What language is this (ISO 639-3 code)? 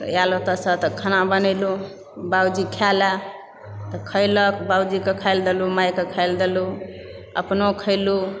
mai